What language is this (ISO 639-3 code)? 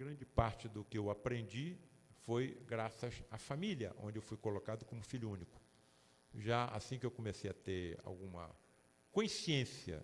por